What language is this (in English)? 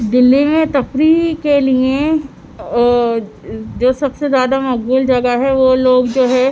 Urdu